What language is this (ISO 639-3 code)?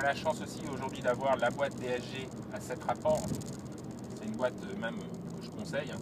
fra